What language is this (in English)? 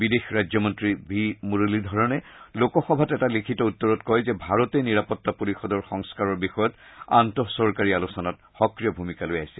Assamese